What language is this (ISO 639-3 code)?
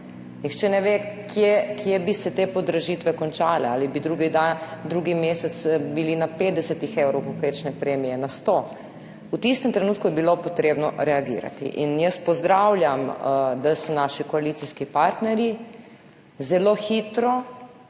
slv